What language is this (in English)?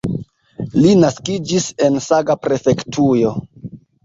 Esperanto